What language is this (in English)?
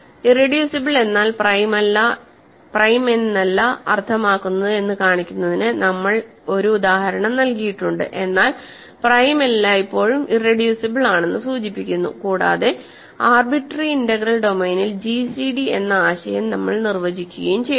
Malayalam